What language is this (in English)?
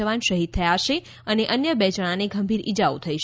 Gujarati